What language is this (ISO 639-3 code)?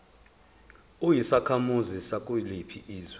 zul